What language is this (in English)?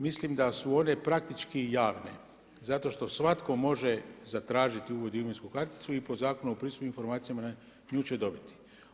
Croatian